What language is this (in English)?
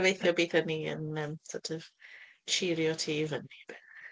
Welsh